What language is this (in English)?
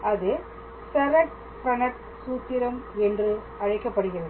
Tamil